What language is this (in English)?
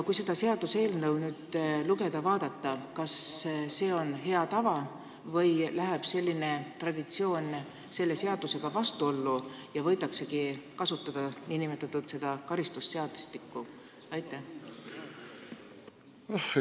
Estonian